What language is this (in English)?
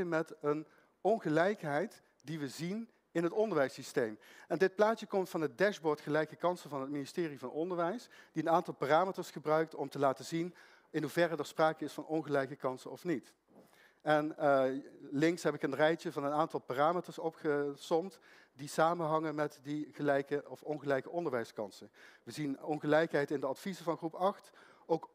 Dutch